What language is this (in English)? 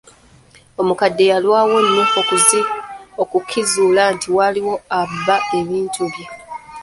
Ganda